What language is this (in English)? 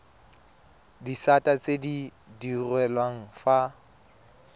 Tswana